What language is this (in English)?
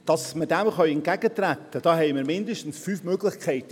Swiss German